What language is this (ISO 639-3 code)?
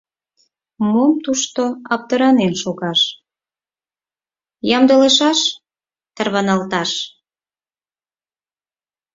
chm